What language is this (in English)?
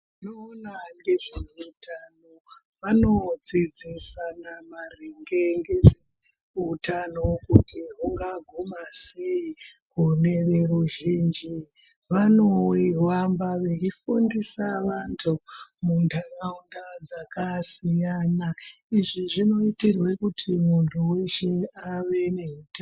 Ndau